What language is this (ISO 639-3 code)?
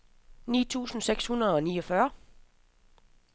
dan